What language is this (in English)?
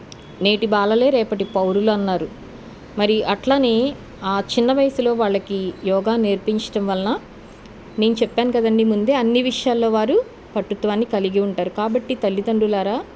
Telugu